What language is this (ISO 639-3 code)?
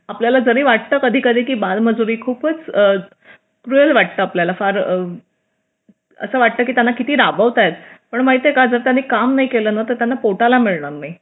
mar